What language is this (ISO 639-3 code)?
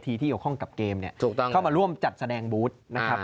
tha